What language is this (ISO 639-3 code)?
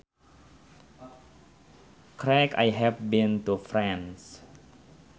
sun